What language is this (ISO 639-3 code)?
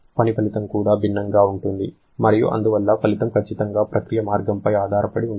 tel